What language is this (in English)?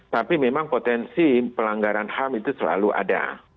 Indonesian